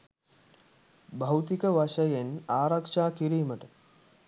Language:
Sinhala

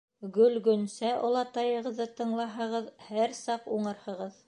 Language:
Bashkir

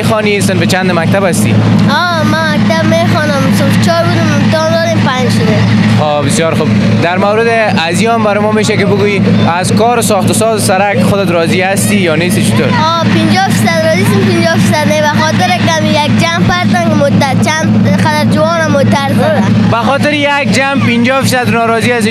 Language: Persian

